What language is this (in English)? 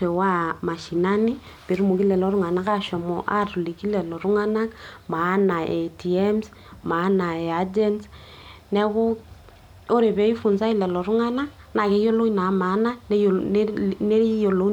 Masai